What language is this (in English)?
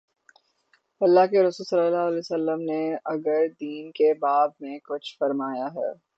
Urdu